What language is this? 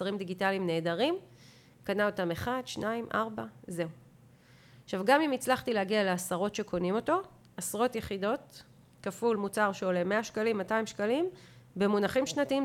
Hebrew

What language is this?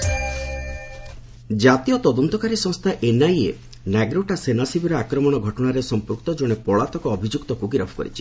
Odia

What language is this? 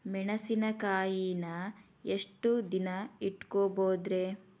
Kannada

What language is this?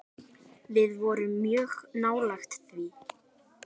Icelandic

